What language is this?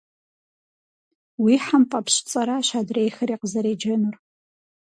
Kabardian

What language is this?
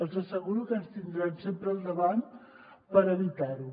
Catalan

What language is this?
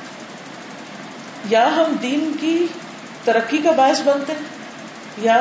Urdu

